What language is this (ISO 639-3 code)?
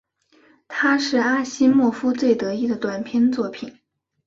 zho